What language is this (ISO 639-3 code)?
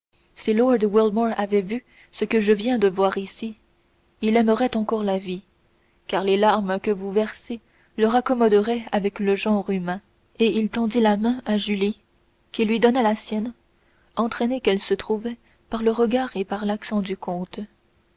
fra